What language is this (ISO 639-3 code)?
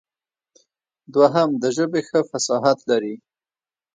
pus